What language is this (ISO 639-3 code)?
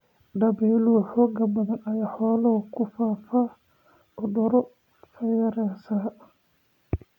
som